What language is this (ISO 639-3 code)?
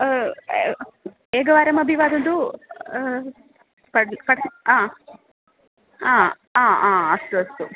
san